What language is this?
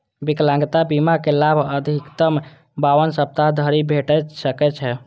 Maithili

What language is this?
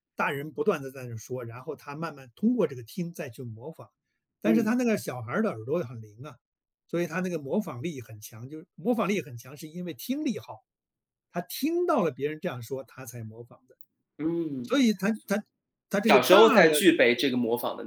Chinese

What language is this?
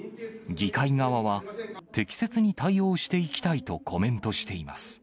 Japanese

